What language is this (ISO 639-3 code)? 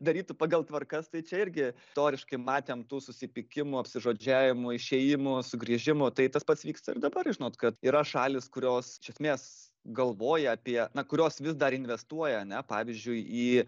lit